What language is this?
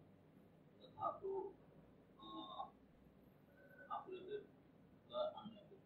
Malay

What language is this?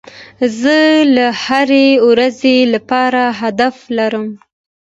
Pashto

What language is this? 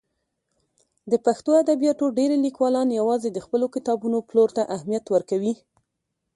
Pashto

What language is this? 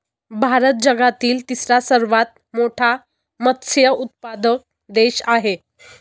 Marathi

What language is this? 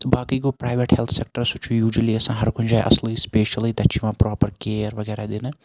Kashmiri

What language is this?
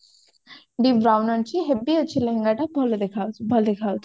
Odia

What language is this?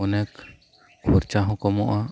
Santali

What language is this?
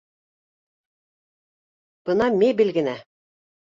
Bashkir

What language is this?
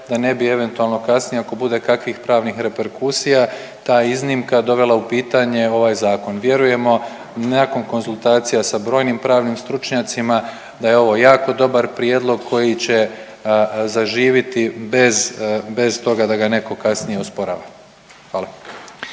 Croatian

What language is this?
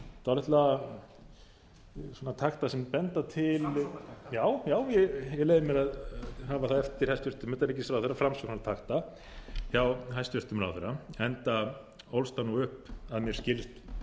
Icelandic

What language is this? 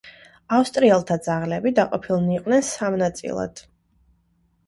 Georgian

